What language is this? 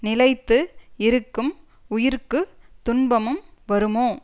Tamil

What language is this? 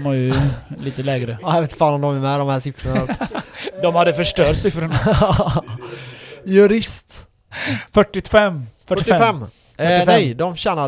Swedish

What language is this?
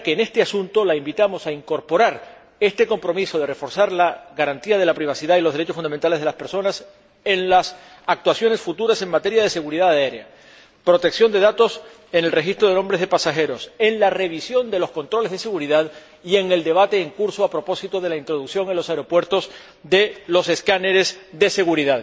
Spanish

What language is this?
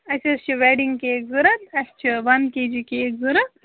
Kashmiri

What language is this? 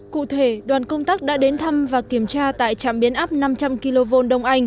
Vietnamese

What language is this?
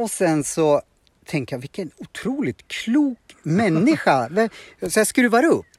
Swedish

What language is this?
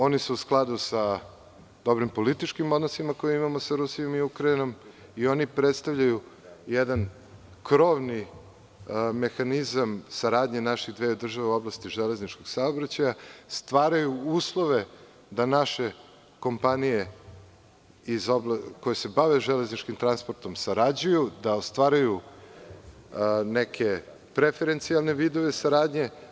Serbian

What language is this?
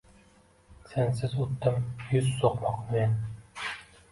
Uzbek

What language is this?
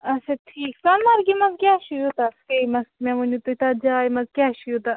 Kashmiri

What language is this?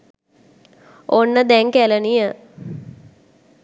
Sinhala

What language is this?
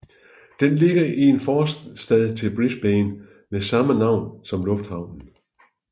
Danish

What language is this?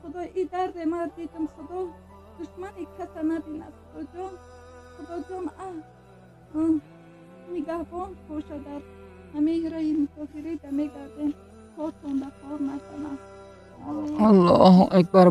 Turkish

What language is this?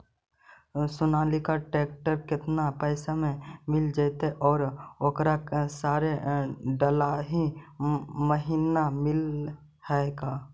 Magahi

